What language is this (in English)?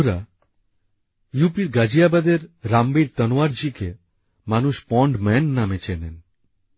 Bangla